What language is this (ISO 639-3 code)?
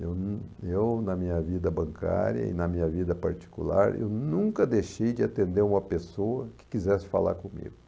por